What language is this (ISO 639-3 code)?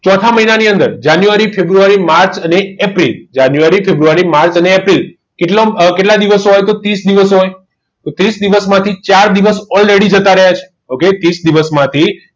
guj